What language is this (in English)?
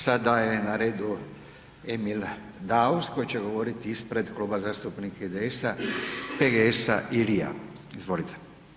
Croatian